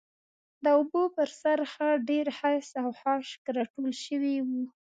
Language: Pashto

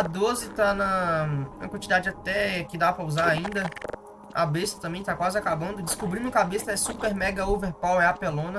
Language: Portuguese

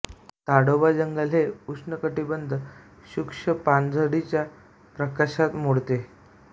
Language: Marathi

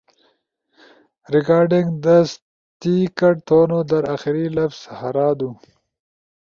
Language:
Ushojo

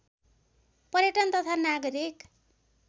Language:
Nepali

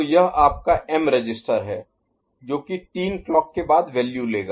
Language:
Hindi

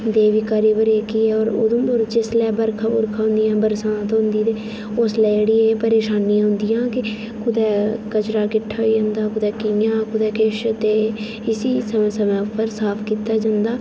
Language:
Dogri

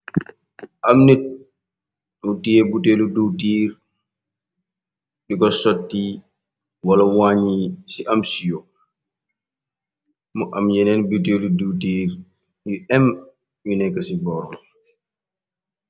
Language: Wolof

